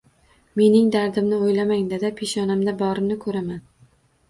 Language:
Uzbek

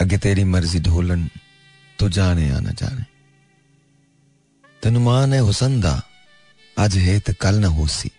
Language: Hindi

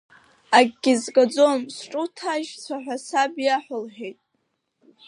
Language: Abkhazian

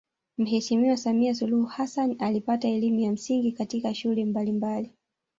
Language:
Swahili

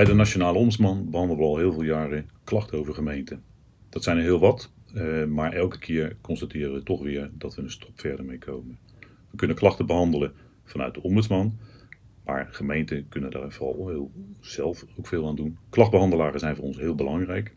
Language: Dutch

